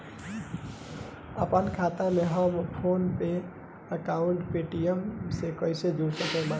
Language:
Bhojpuri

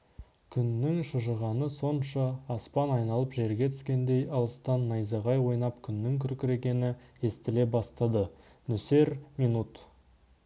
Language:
Kazakh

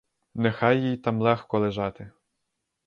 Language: Ukrainian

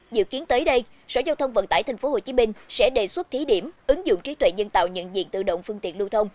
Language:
Vietnamese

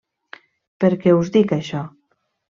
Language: Catalan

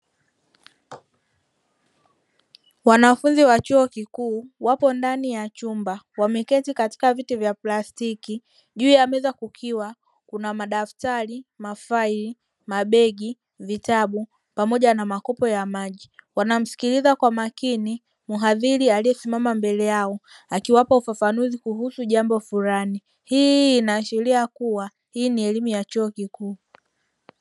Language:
Swahili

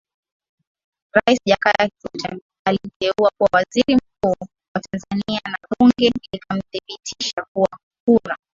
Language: Swahili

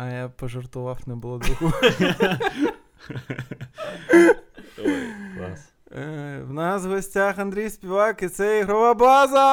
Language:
Ukrainian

